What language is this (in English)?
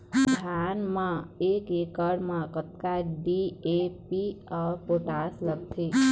Chhattisgarhi